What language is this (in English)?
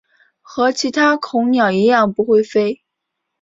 Chinese